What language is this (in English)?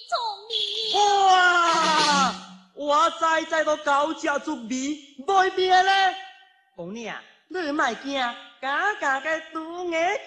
Chinese